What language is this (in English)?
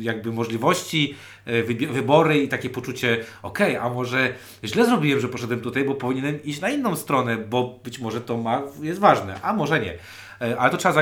Polish